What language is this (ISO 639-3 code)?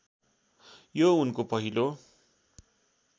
nep